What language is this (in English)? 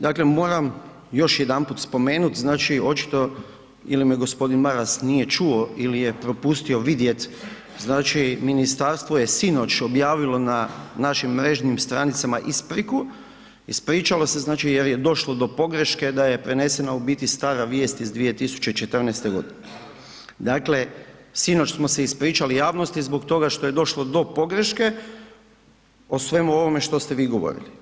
Croatian